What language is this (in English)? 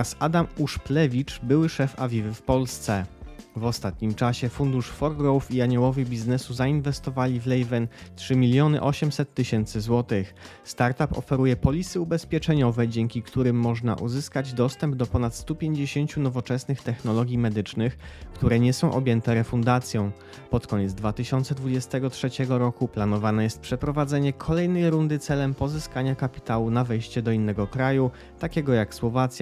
Polish